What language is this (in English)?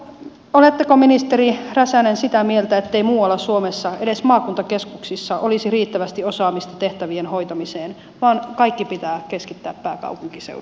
Finnish